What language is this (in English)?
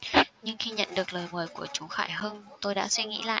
Vietnamese